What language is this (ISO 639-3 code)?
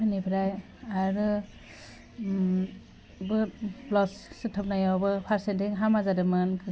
brx